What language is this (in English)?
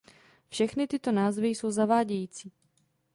Czech